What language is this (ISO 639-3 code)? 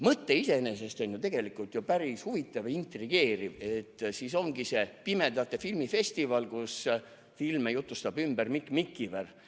est